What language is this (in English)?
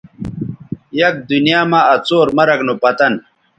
Bateri